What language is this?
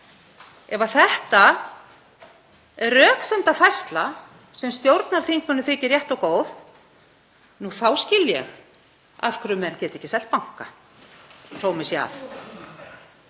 Icelandic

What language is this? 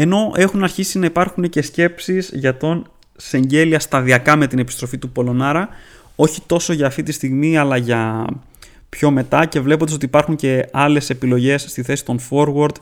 Greek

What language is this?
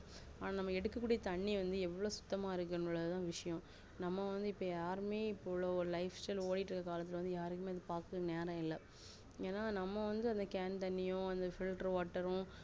Tamil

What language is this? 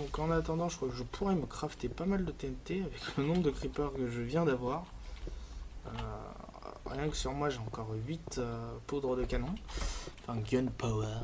French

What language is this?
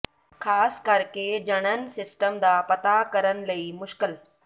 Punjabi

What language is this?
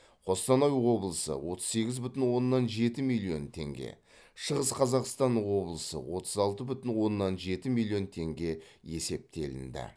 Kazakh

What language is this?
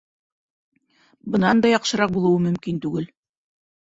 Bashkir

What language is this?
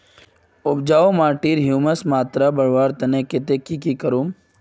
Magahi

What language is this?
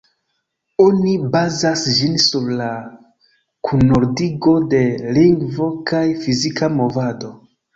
Esperanto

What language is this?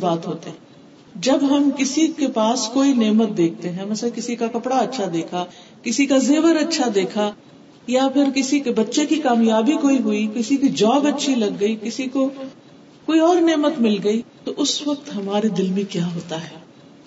Urdu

